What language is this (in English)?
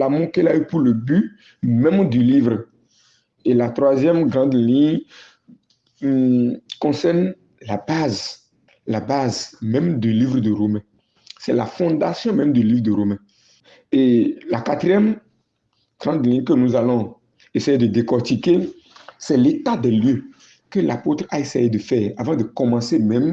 French